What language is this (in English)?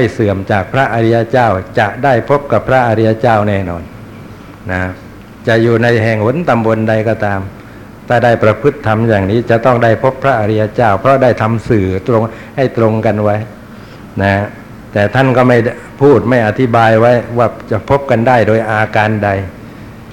Thai